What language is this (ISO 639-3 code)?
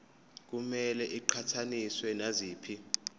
zul